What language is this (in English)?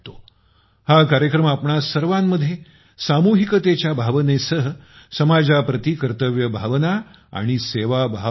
Marathi